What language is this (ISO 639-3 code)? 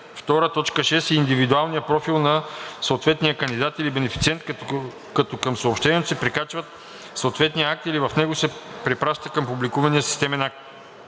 bul